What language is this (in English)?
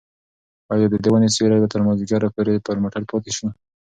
Pashto